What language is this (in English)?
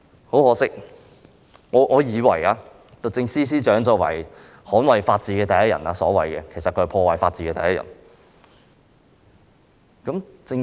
Cantonese